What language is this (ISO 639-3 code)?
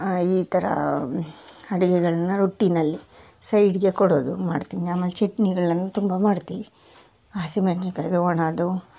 kan